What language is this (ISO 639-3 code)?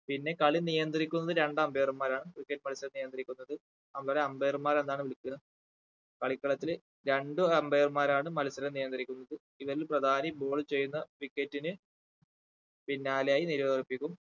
mal